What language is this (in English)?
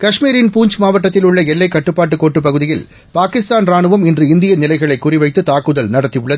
Tamil